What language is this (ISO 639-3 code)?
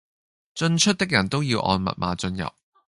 yue